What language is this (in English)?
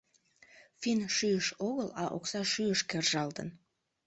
Mari